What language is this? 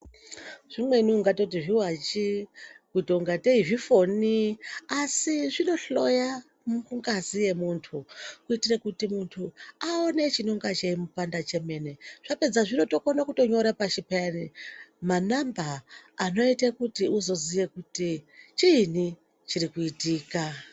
Ndau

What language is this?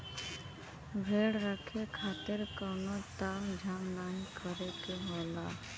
Bhojpuri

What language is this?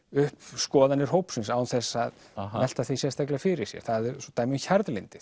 Icelandic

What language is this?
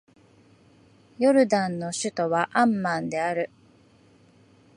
Japanese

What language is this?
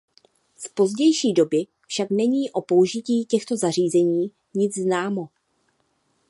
Czech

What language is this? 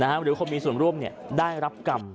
Thai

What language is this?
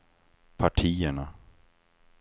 Swedish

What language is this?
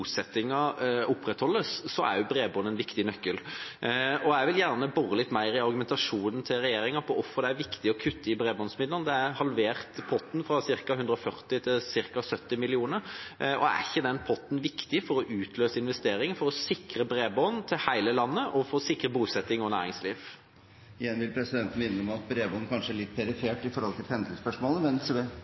Norwegian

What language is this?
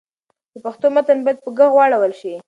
Pashto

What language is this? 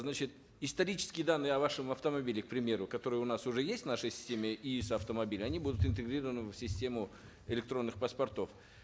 Kazakh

